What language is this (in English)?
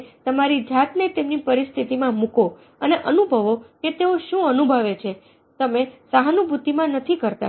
Gujarati